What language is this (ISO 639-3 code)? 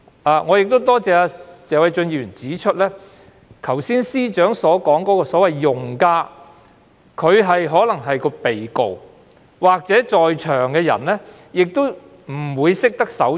yue